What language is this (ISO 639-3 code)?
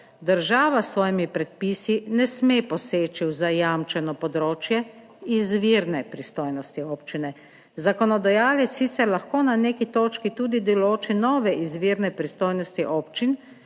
slv